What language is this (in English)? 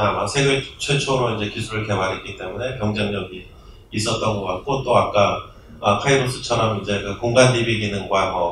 Korean